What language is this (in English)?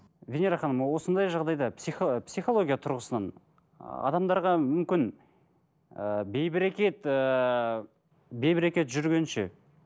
Kazakh